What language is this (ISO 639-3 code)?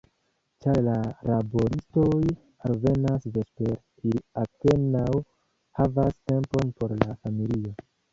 epo